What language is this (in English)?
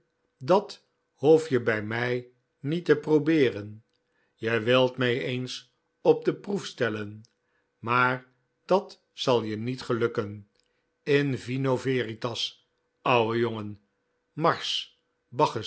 Dutch